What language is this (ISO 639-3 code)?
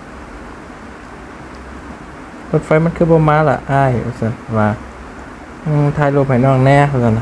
tha